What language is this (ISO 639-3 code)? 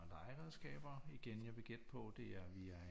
dan